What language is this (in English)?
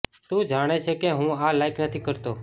Gujarati